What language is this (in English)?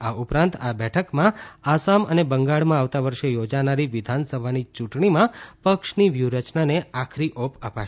Gujarati